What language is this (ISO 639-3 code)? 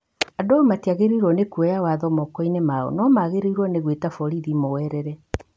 kik